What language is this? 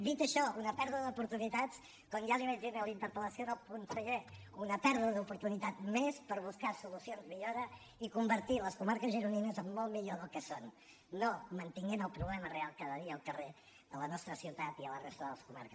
Catalan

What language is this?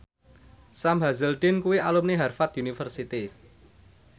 Javanese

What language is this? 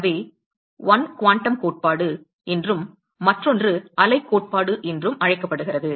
Tamil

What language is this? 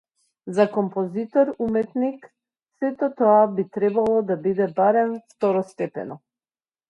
Macedonian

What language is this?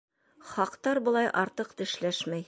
Bashkir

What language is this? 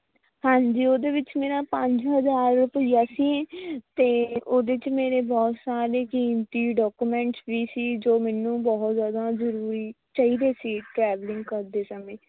Punjabi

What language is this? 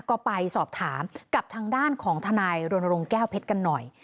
Thai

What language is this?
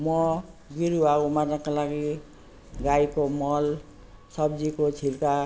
Nepali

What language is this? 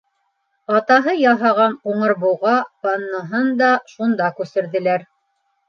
Bashkir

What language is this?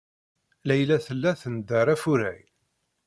Kabyle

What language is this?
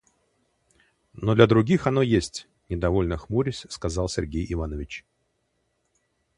Russian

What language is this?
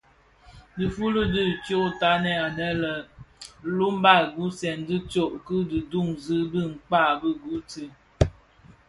Bafia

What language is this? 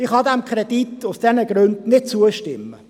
Swiss German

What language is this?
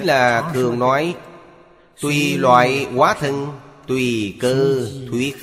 Vietnamese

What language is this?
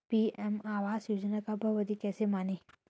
Hindi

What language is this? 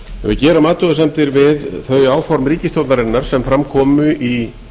Icelandic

